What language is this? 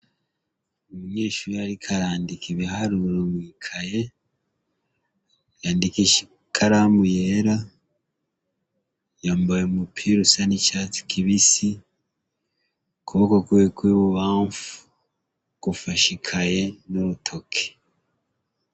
Rundi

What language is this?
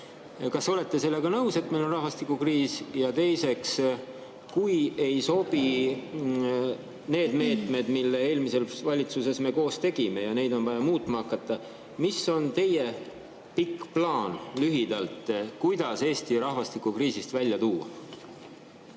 Estonian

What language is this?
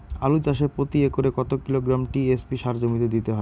Bangla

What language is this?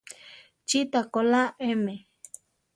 Central Tarahumara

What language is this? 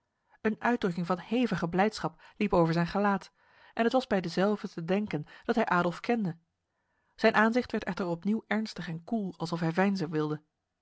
Dutch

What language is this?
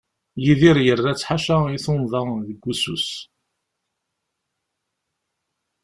Kabyle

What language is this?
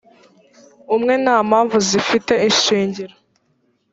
Kinyarwanda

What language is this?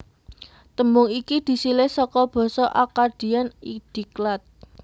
Javanese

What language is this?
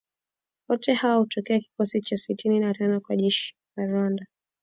Swahili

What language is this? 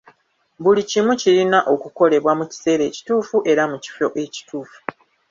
Ganda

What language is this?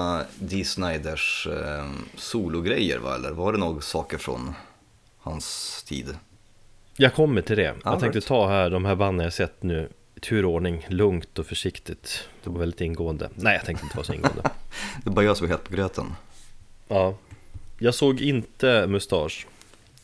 Swedish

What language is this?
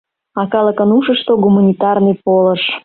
Mari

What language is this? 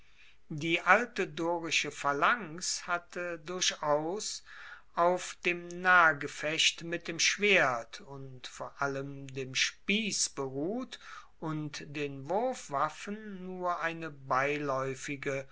German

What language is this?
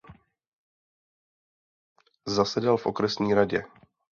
Czech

